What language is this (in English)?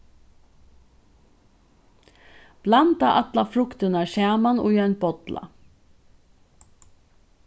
Faroese